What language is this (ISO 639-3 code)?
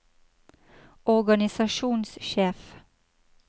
nor